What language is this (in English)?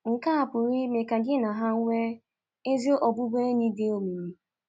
Igbo